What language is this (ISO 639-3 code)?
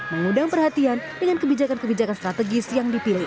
ind